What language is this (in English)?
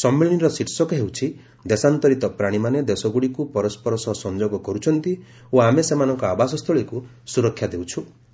Odia